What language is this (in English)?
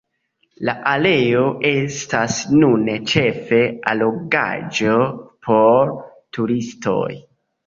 Esperanto